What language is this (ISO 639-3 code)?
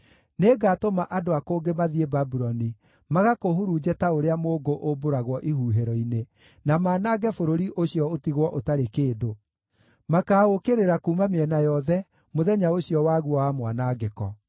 kik